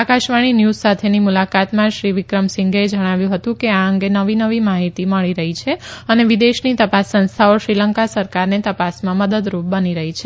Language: Gujarati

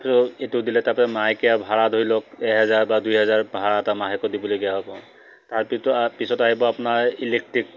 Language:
Assamese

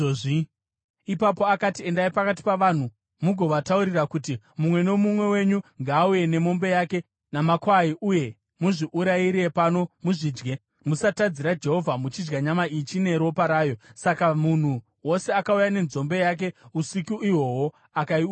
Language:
Shona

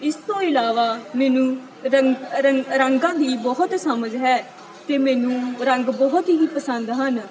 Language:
Punjabi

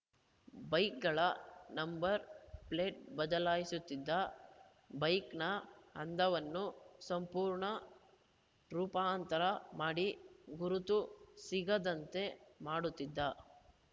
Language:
Kannada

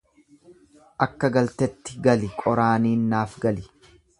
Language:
Oromo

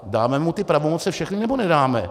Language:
Czech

